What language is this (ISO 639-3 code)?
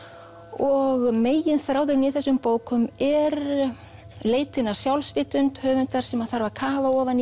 isl